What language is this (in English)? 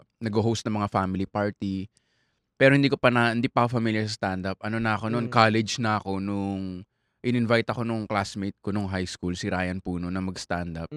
Filipino